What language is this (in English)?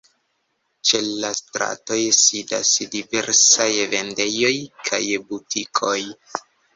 Esperanto